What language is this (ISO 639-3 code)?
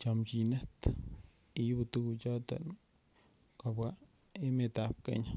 kln